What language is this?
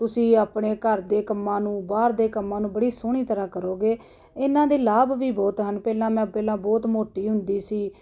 Punjabi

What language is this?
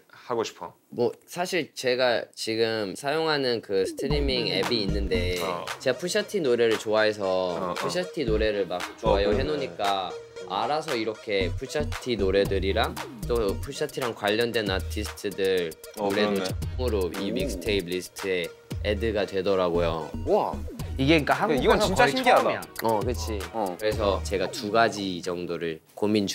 Korean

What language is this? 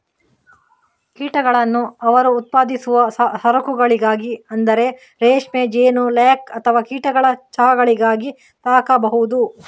Kannada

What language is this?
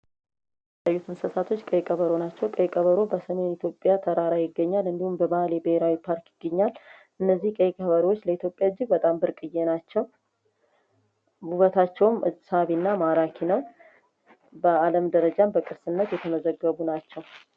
Amharic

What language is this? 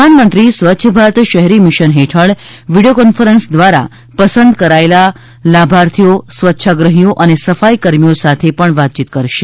Gujarati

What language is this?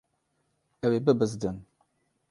Kurdish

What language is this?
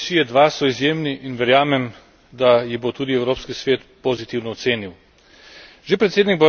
Slovenian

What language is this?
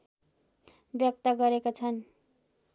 Nepali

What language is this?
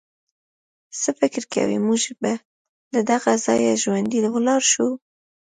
Pashto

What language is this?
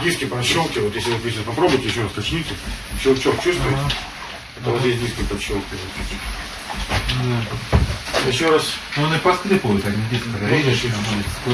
Russian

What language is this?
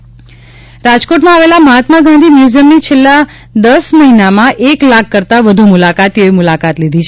Gujarati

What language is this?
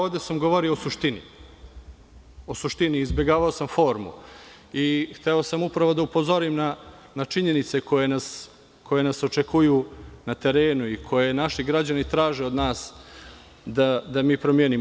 Serbian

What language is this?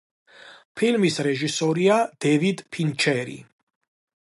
Georgian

